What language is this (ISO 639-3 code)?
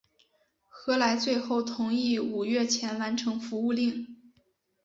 zho